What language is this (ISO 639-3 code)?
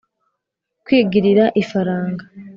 kin